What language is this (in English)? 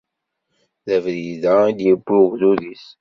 Kabyle